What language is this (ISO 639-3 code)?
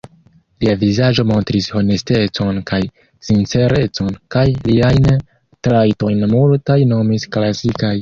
epo